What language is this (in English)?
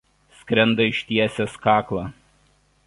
Lithuanian